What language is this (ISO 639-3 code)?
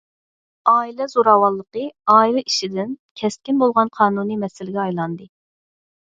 uig